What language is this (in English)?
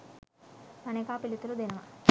Sinhala